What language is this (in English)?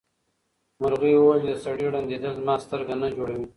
Pashto